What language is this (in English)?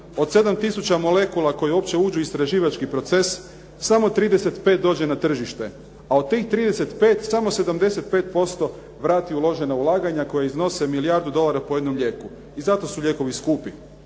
Croatian